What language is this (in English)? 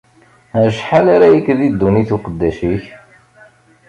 Kabyle